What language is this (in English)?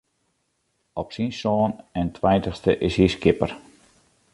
Western Frisian